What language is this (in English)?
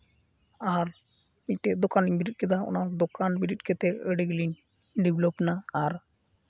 Santali